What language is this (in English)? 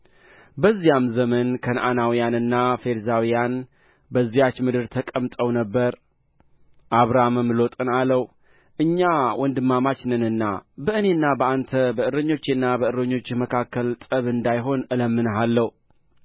Amharic